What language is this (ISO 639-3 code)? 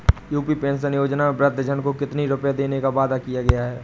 hin